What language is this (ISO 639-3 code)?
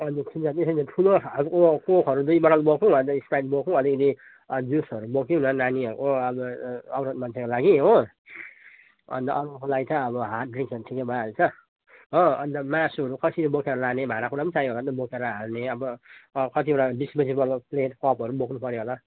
nep